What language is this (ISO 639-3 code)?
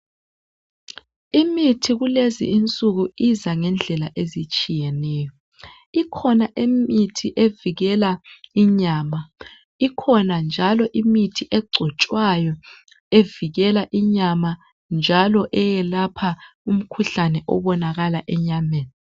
nde